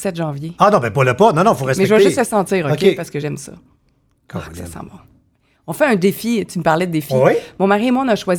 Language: French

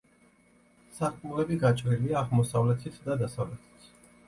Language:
Georgian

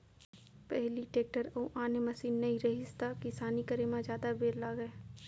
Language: Chhattisgarhi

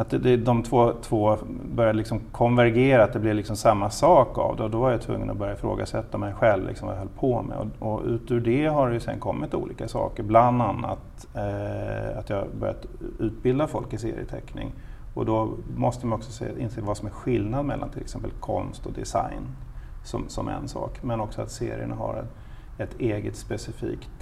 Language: Swedish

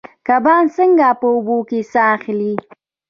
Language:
Pashto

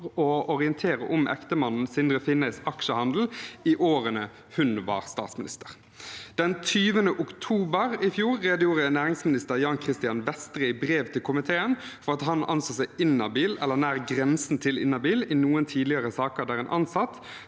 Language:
Norwegian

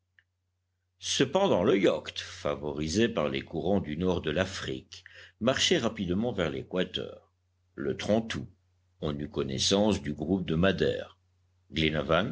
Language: French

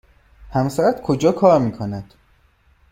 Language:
Persian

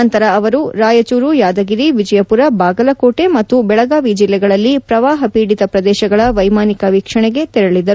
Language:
Kannada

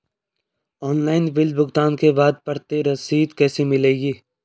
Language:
Hindi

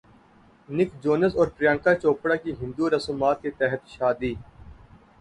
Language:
Urdu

